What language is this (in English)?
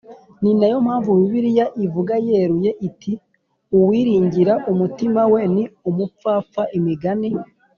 Kinyarwanda